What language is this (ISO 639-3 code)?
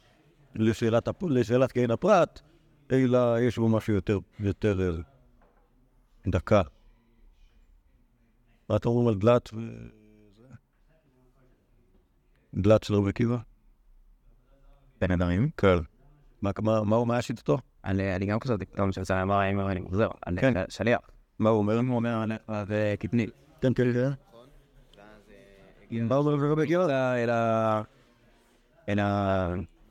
heb